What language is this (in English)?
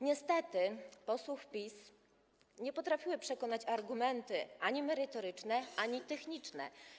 Polish